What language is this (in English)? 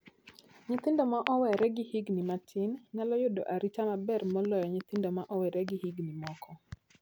Luo (Kenya and Tanzania)